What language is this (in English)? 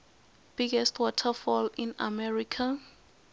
Tsonga